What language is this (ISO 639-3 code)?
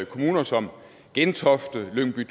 dan